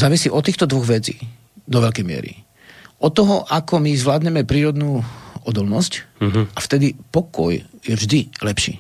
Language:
Slovak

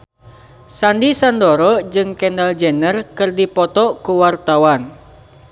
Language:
Sundanese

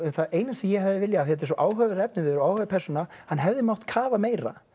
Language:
Icelandic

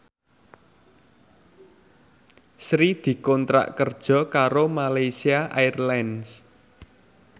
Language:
Javanese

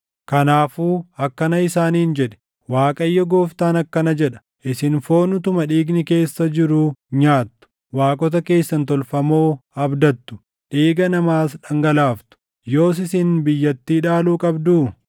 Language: Oromo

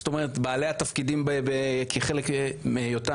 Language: Hebrew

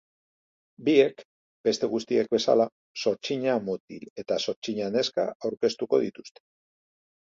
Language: Basque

